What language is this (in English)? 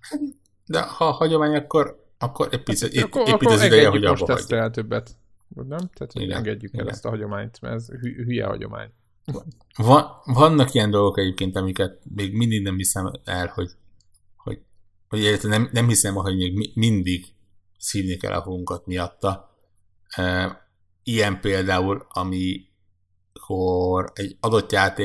Hungarian